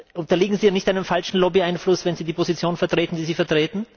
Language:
German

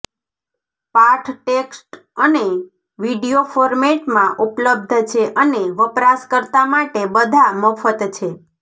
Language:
Gujarati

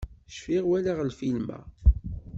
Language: Kabyle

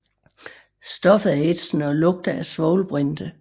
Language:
Danish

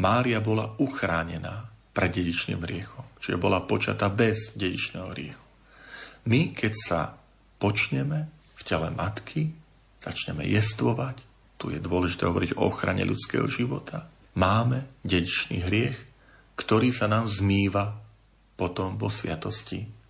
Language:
Slovak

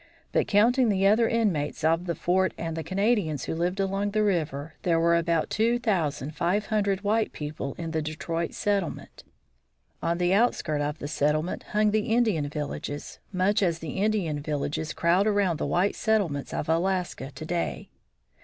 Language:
English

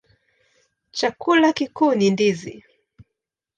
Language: Swahili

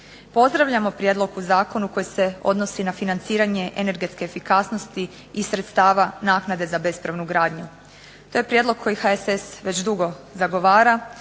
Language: Croatian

